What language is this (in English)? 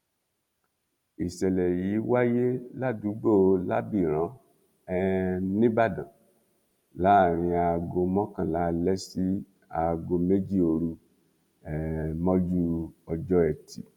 Yoruba